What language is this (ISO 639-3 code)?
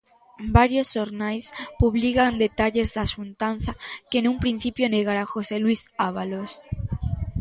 glg